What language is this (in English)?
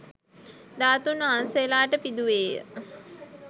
Sinhala